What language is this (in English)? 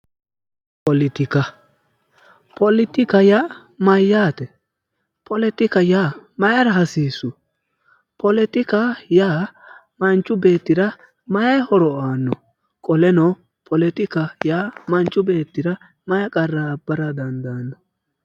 Sidamo